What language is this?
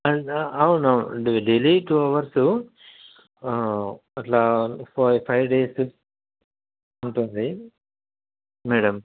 Telugu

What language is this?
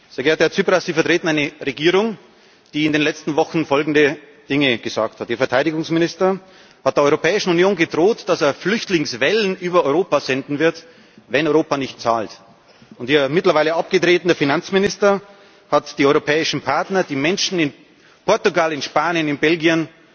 German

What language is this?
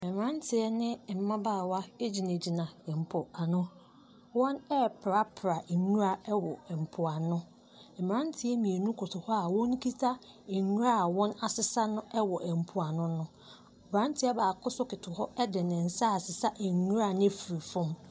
Akan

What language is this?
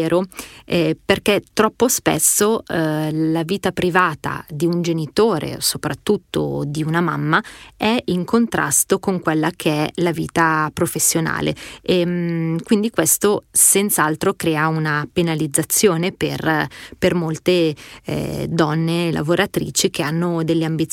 Italian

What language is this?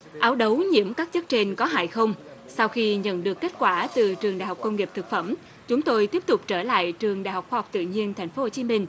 Vietnamese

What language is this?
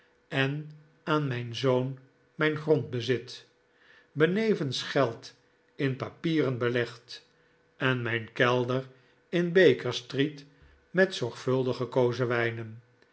Dutch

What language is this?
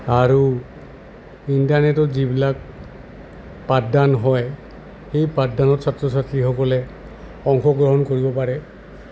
Assamese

